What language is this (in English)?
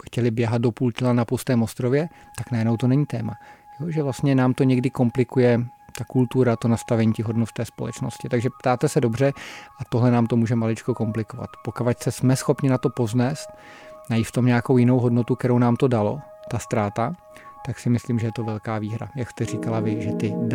Czech